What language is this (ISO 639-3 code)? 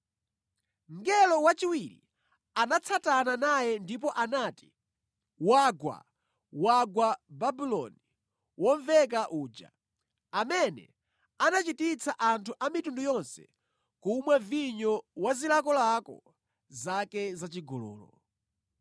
nya